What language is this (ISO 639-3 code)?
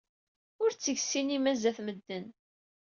kab